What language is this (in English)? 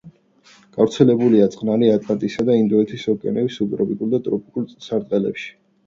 Georgian